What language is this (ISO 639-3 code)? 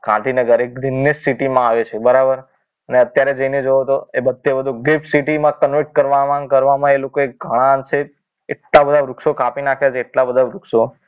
guj